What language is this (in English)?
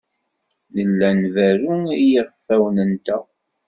Kabyle